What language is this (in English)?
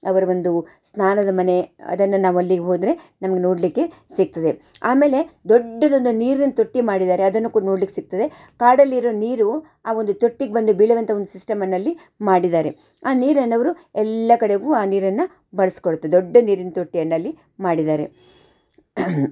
Kannada